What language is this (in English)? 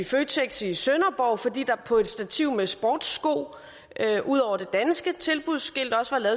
Danish